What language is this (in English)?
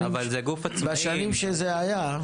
Hebrew